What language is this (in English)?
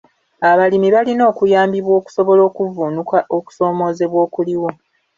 Ganda